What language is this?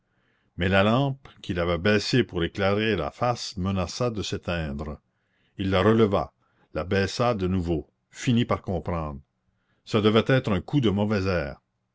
French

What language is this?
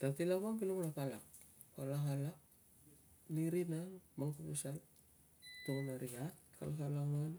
Tungag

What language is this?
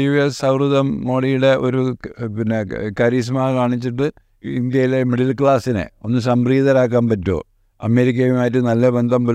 Malayalam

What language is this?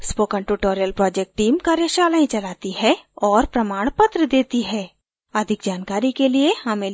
Hindi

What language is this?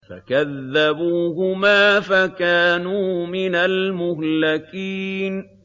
Arabic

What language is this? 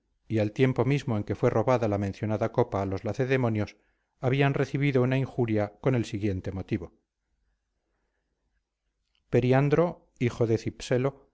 Spanish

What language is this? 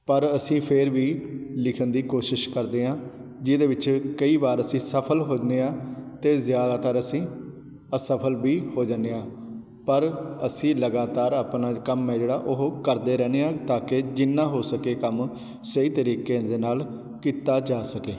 Punjabi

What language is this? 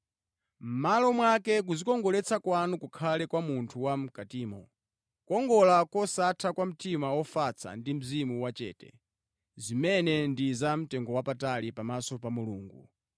Nyanja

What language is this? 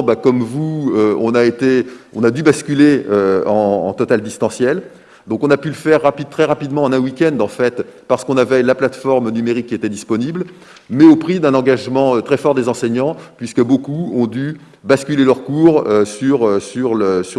French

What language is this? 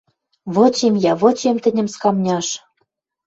Western Mari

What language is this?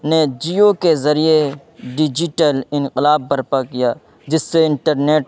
Urdu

